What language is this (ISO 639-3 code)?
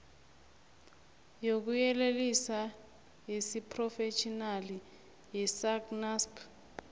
nbl